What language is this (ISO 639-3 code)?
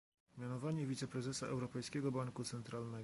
pol